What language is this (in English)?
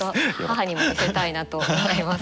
Japanese